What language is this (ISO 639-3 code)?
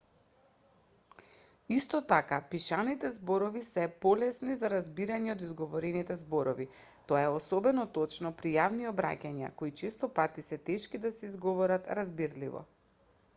mkd